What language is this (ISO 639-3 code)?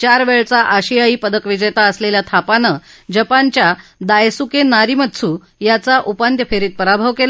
mar